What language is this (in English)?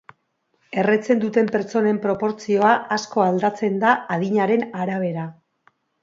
Basque